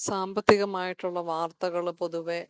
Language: Malayalam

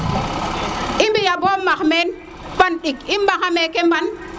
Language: Serer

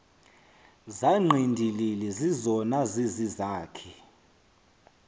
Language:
Xhosa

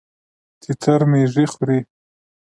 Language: Pashto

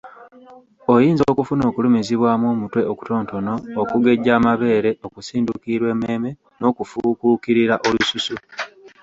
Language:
Ganda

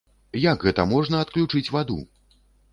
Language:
Belarusian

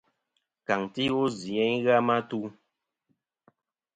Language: Kom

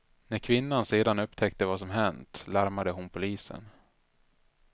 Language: Swedish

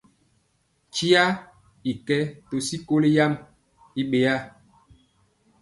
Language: Mpiemo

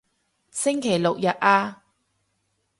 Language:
Cantonese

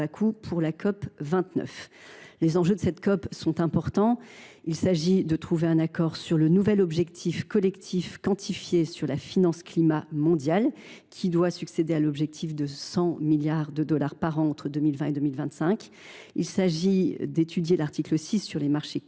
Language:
French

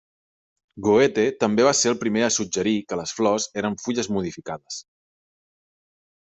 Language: Catalan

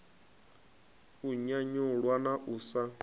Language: Venda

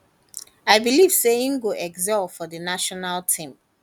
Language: Nigerian Pidgin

